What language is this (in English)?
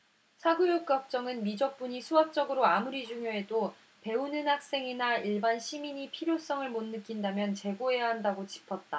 Korean